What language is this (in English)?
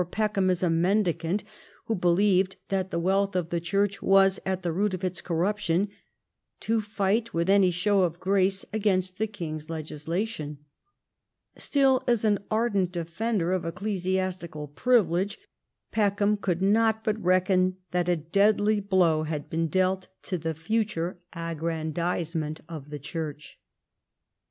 English